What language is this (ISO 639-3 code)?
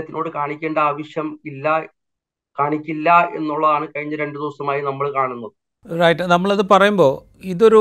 mal